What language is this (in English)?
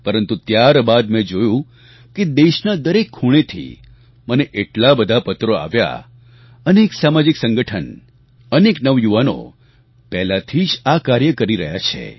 Gujarati